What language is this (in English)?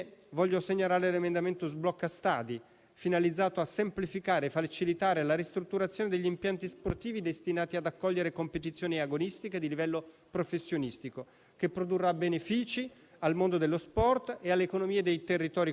Italian